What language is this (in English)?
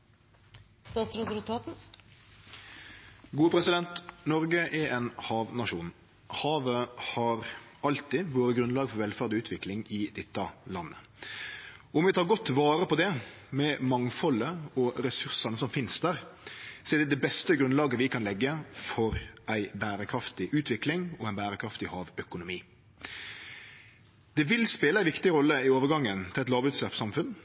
Norwegian